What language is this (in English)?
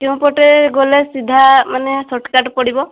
Odia